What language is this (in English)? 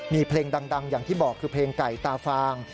Thai